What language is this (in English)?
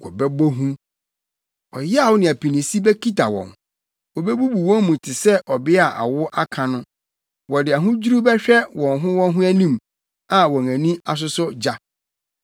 Akan